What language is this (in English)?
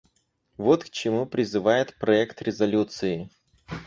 Russian